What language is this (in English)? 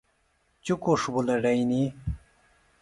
Phalura